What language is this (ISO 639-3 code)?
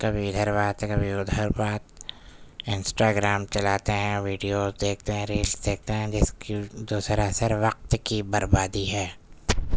urd